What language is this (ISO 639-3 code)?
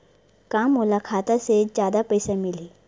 hne